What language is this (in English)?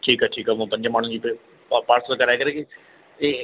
Sindhi